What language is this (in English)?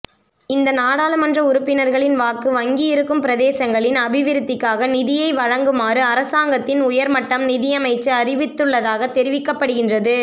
Tamil